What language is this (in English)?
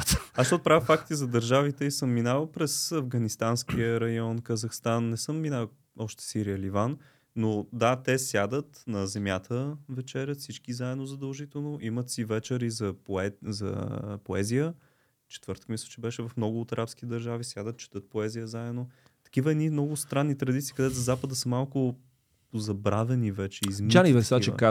Bulgarian